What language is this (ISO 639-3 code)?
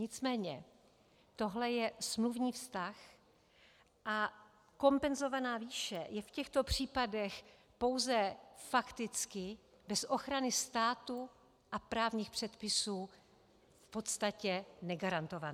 ces